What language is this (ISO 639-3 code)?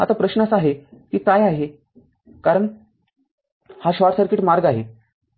mar